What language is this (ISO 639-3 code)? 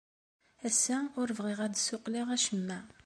kab